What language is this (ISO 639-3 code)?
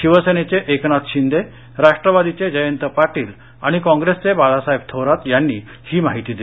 mar